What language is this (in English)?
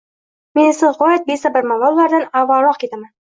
Uzbek